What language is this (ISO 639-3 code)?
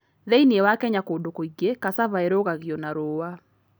kik